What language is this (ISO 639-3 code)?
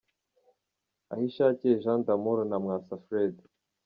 kin